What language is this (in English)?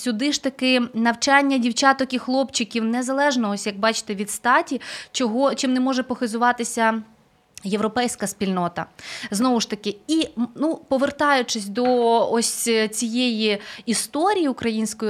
Ukrainian